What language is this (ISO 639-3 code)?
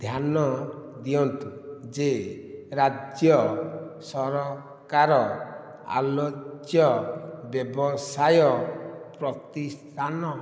ori